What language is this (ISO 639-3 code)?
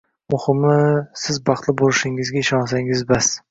uzb